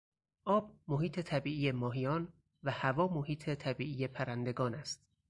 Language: Persian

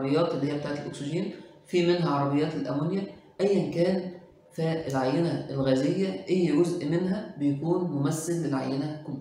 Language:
Arabic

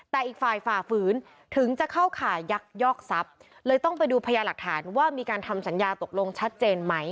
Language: Thai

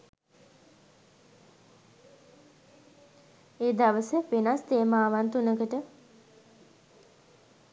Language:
Sinhala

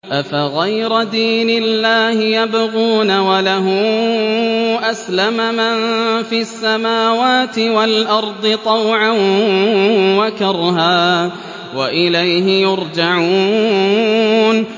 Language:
Arabic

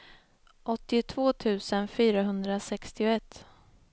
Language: Swedish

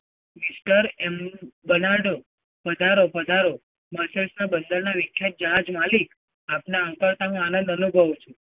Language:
Gujarati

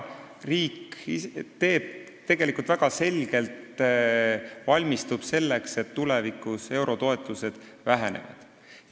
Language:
Estonian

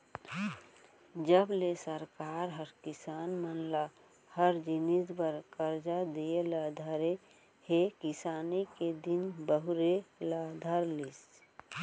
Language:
Chhattisgarhi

